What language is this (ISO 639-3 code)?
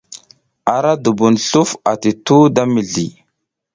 giz